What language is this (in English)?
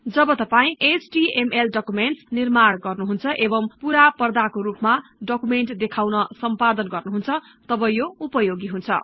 Nepali